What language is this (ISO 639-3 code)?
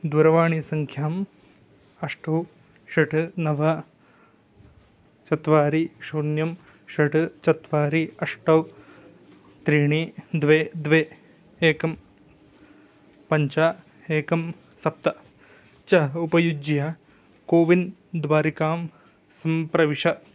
san